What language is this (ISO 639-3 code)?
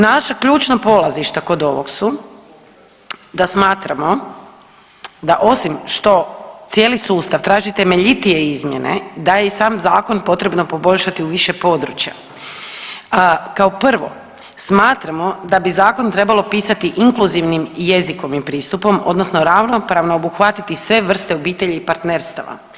hrv